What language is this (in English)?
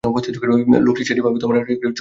Bangla